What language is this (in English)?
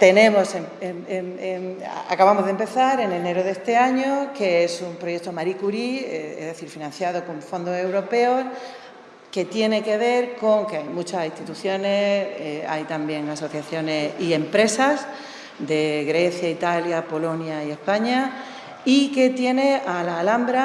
Spanish